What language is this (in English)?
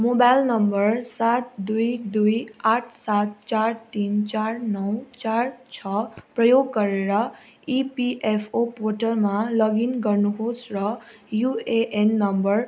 Nepali